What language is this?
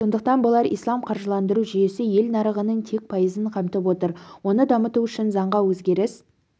Kazakh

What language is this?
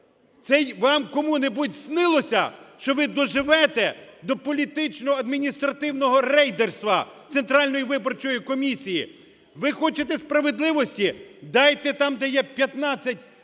Ukrainian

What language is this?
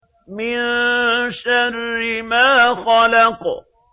Arabic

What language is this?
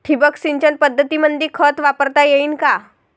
Marathi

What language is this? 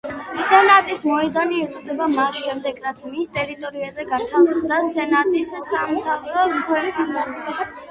Georgian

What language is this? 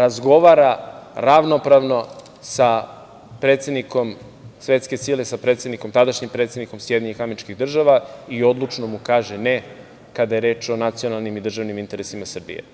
Serbian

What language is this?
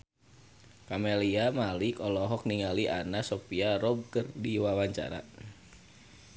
Sundanese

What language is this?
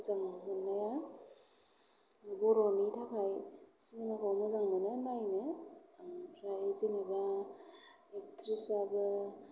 Bodo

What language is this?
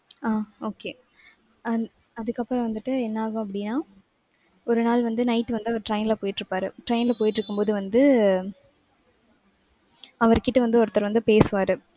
Tamil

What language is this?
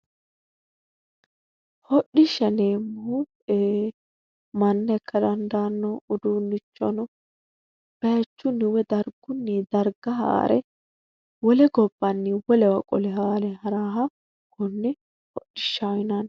Sidamo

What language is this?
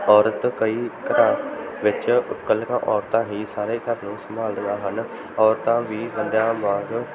Punjabi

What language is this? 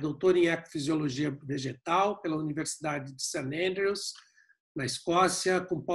Portuguese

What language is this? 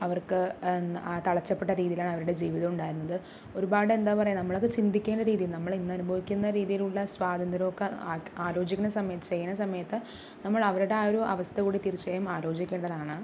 Malayalam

